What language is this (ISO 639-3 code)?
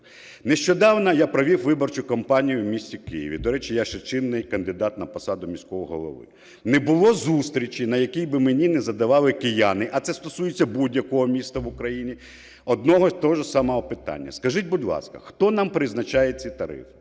ukr